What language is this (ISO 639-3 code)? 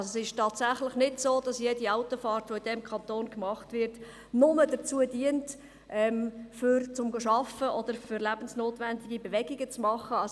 gsw